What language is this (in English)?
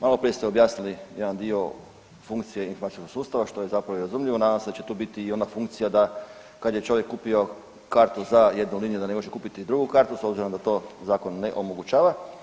Croatian